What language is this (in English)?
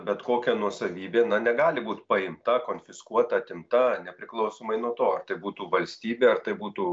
Lithuanian